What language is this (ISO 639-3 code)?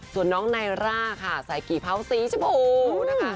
tha